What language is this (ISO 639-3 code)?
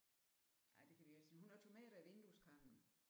dan